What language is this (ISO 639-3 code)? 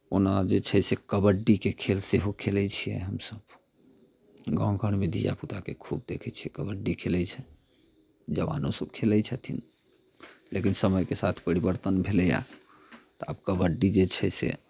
mai